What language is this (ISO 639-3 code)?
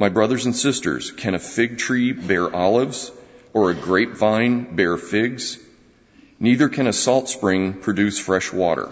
eng